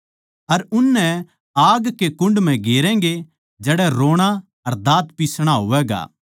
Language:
Haryanvi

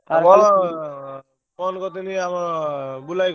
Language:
Odia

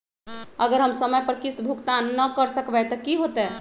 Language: Magahi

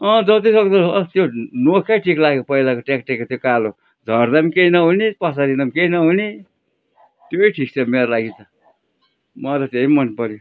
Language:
Nepali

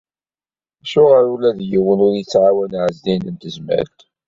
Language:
Kabyle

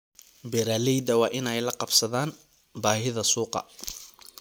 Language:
Somali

